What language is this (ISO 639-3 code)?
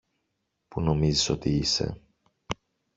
ell